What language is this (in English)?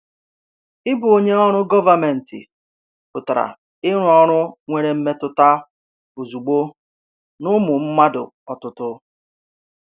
Igbo